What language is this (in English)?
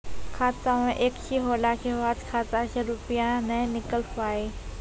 Maithili